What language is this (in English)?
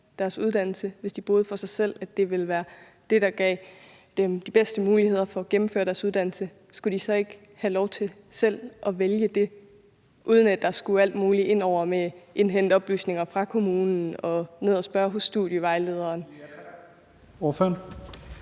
Danish